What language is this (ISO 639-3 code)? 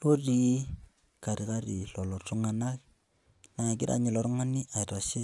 mas